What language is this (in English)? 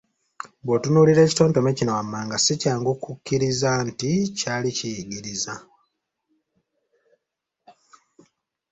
Ganda